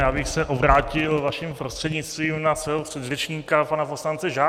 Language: Czech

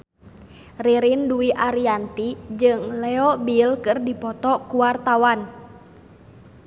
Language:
Sundanese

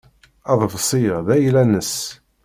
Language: Kabyle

